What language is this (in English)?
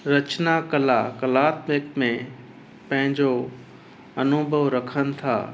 Sindhi